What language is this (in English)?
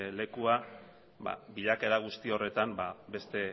Basque